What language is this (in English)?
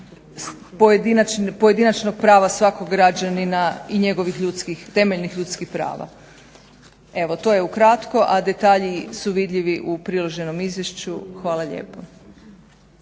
Croatian